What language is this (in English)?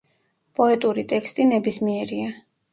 Georgian